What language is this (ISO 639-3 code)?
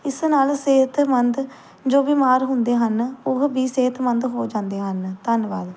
pan